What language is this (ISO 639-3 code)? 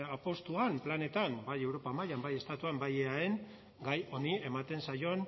eus